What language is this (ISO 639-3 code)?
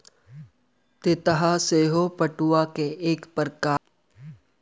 mai